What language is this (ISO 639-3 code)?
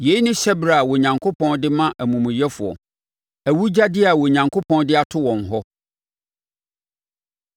aka